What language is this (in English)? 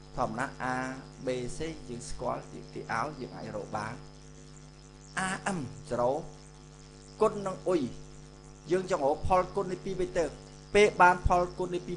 Vietnamese